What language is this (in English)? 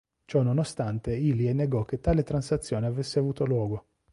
Italian